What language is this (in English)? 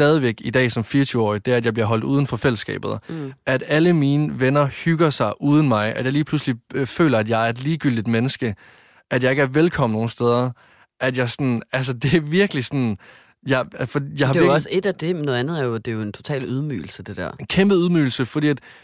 Danish